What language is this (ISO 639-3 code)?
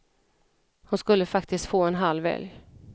swe